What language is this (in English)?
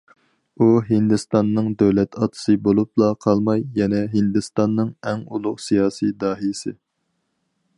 Uyghur